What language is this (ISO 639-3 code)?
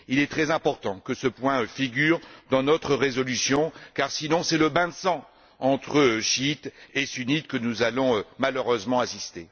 fra